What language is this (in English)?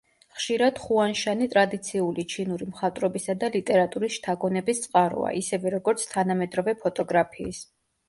Georgian